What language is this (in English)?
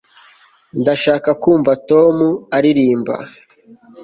Kinyarwanda